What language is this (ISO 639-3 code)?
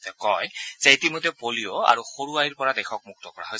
asm